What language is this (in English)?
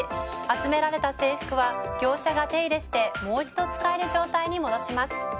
Japanese